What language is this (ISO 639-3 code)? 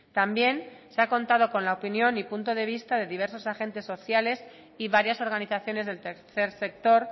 spa